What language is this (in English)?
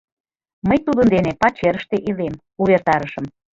Mari